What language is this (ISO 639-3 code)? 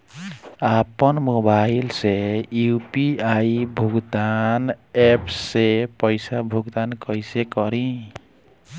bho